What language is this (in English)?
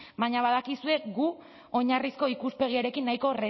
Basque